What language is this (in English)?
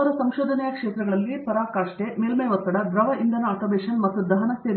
Kannada